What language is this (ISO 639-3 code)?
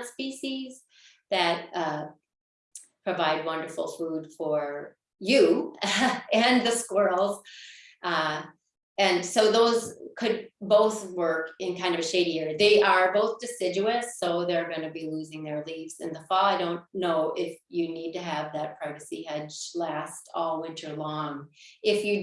eng